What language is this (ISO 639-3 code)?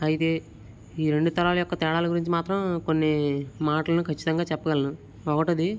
tel